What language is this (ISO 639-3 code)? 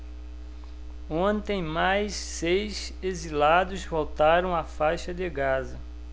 por